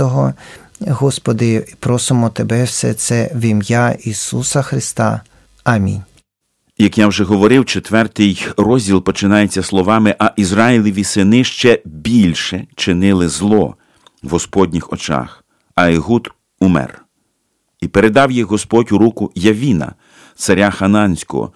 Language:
Ukrainian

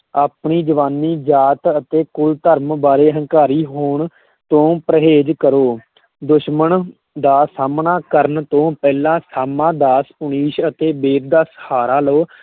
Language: Punjabi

